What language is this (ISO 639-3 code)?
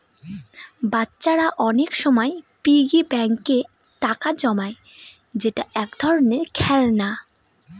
ben